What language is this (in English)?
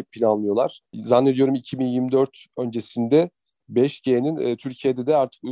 Turkish